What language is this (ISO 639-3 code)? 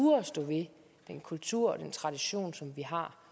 dan